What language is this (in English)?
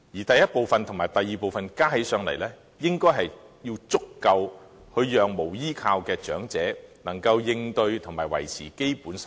Cantonese